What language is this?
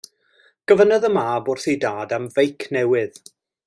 Welsh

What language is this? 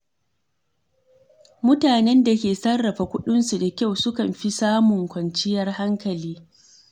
Hausa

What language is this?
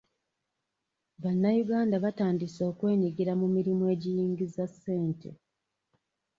Ganda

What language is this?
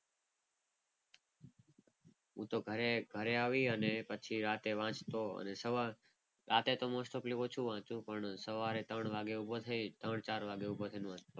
Gujarati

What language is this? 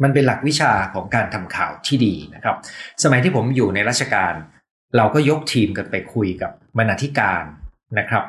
Thai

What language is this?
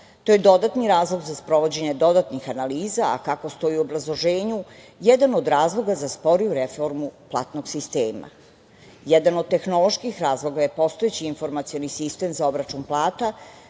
Serbian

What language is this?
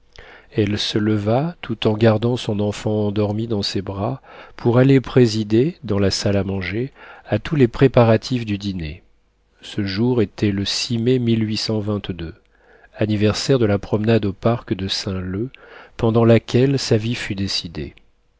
French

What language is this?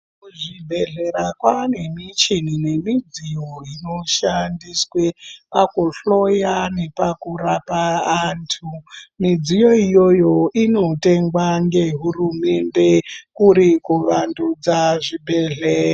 Ndau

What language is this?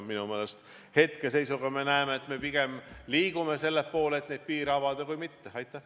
Estonian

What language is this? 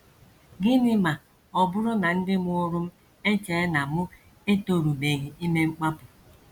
Igbo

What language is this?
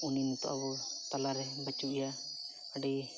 Santali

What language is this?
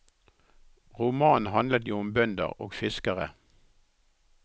Norwegian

